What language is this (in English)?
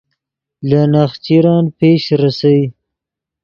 Yidgha